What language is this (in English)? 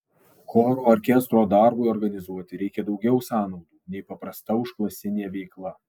Lithuanian